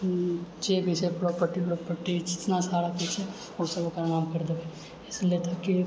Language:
Maithili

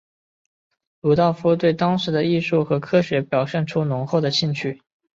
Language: Chinese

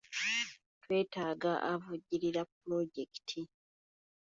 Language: Ganda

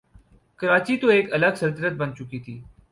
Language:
Urdu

